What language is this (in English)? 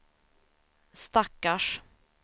Swedish